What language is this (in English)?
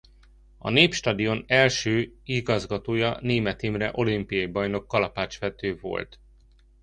Hungarian